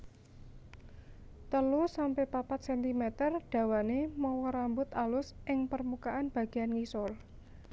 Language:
Javanese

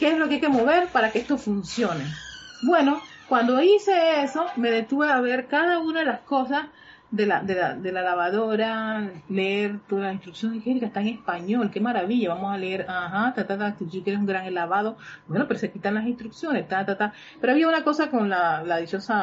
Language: Spanish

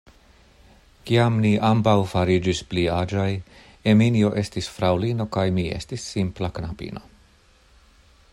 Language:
Esperanto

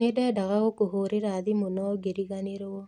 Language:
Kikuyu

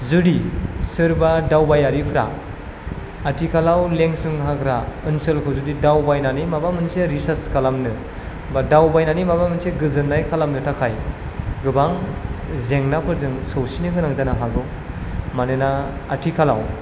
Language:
Bodo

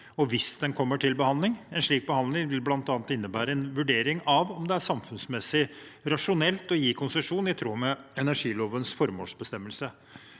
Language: Norwegian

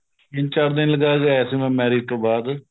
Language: Punjabi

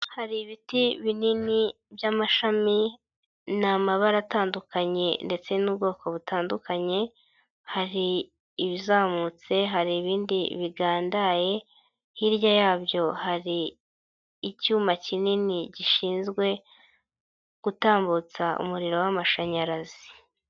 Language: Kinyarwanda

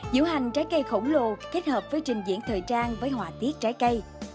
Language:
Vietnamese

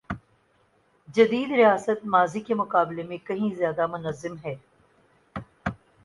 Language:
Urdu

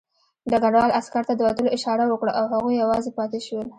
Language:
Pashto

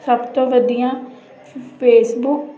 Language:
Punjabi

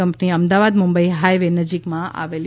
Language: Gujarati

